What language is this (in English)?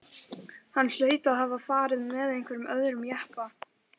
Icelandic